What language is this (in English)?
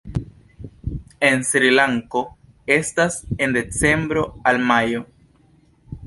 Esperanto